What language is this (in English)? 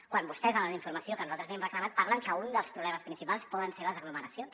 Catalan